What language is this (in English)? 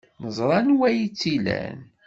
Kabyle